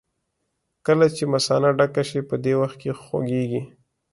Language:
Pashto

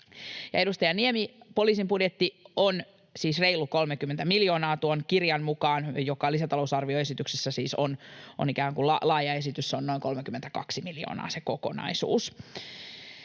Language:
Finnish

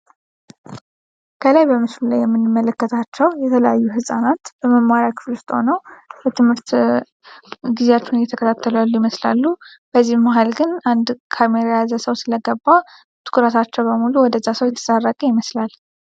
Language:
Amharic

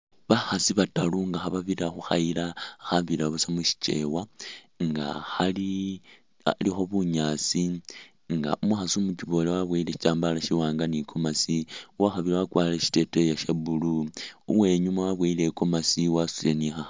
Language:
Masaaba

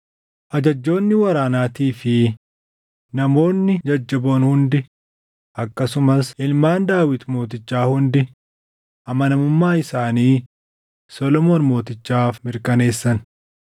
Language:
Oromo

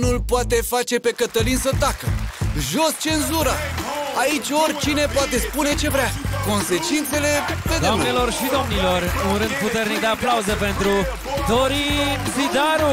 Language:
Romanian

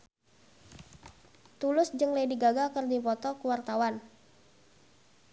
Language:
Sundanese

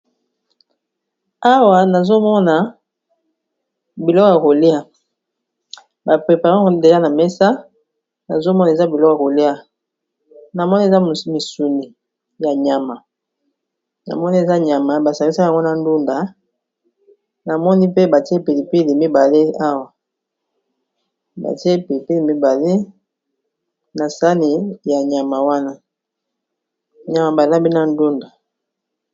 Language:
Lingala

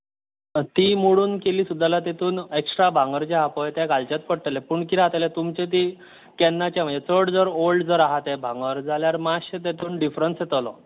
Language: Konkani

